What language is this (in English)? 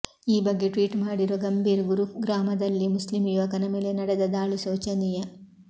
Kannada